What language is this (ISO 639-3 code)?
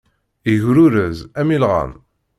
kab